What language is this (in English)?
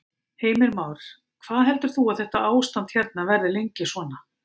Icelandic